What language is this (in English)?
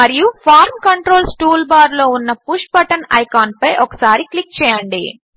Telugu